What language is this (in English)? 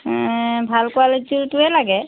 Assamese